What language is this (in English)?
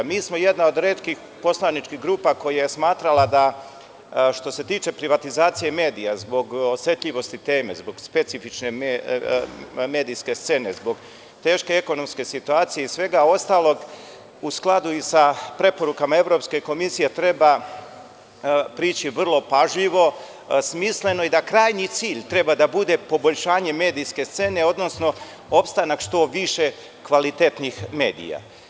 Serbian